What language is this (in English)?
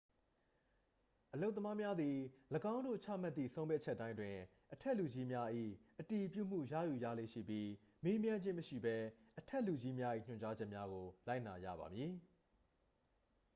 Burmese